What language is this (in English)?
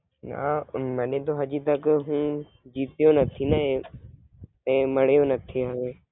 Gujarati